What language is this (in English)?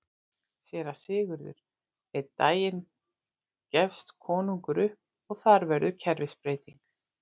Icelandic